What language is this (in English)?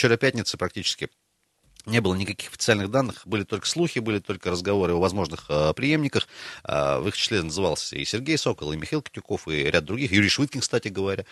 Russian